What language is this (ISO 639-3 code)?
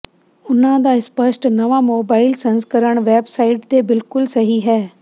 pan